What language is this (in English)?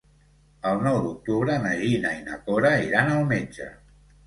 Catalan